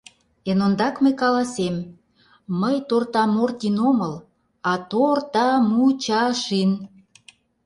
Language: Mari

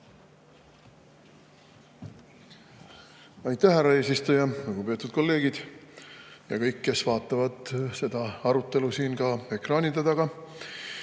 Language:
Estonian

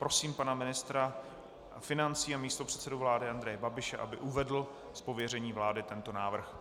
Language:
Czech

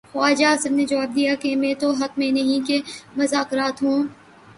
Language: Urdu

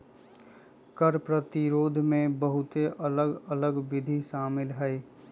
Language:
Magahi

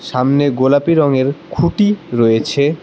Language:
Bangla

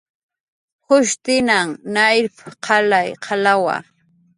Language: Jaqaru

